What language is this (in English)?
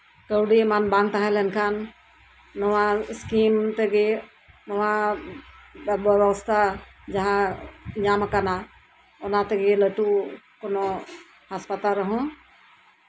Santali